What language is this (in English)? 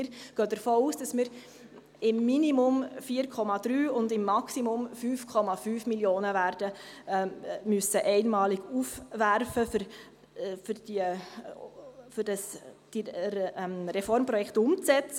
Swiss German